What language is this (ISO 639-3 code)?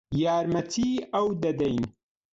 ckb